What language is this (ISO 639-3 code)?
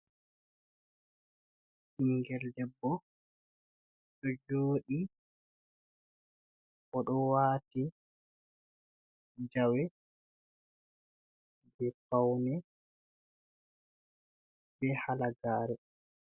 ful